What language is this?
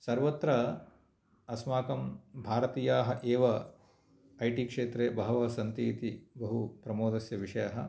Sanskrit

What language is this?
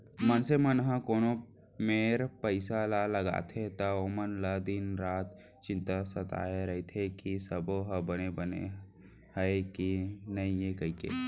Chhattisgarhi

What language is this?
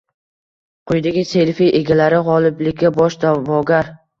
Uzbek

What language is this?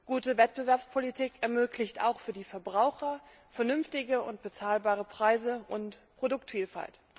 German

